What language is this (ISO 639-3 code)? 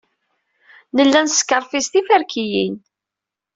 kab